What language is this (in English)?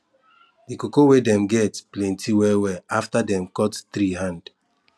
Nigerian Pidgin